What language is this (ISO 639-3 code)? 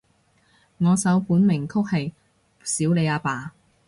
yue